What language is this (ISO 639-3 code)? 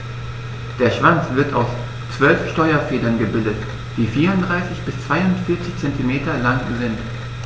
deu